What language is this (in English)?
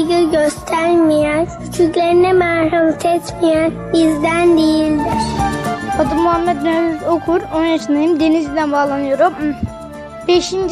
Turkish